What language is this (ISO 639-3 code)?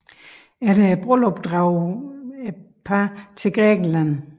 dan